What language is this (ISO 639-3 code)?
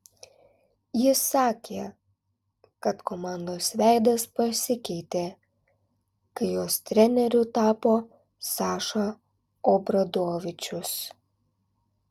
lit